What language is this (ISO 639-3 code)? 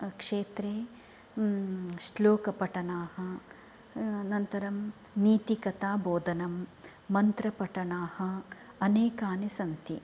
san